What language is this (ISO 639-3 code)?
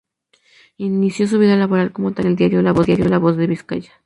spa